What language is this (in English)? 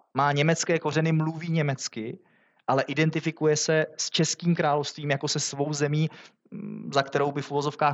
Czech